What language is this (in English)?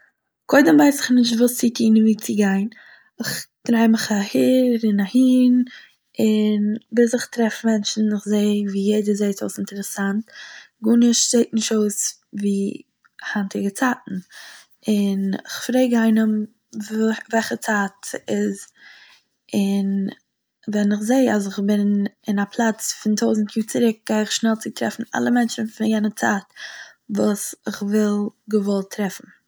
Yiddish